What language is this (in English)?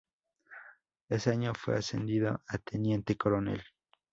Spanish